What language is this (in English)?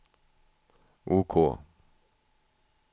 Swedish